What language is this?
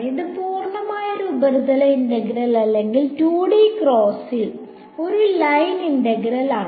Malayalam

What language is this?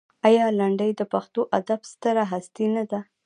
Pashto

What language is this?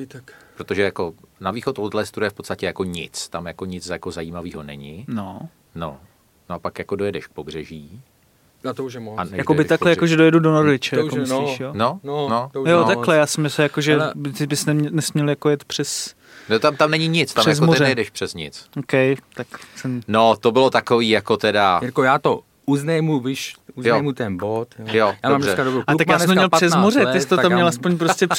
Czech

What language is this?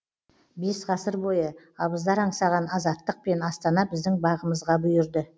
Kazakh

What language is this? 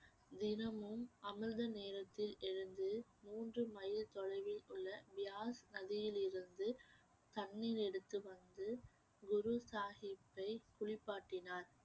Tamil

